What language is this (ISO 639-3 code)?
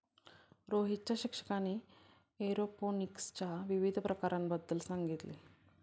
mar